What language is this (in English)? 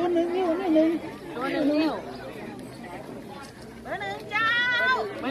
Thai